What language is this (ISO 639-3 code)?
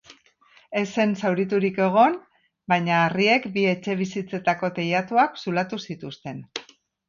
eus